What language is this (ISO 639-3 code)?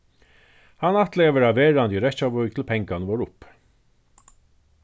fao